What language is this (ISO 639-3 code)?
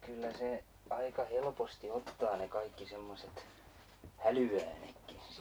fin